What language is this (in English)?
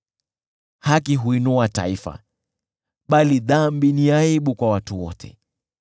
Swahili